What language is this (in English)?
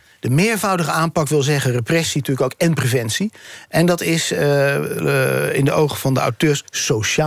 Dutch